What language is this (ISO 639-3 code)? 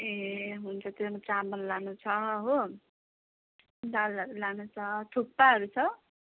nep